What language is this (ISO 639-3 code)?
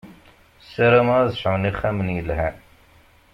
kab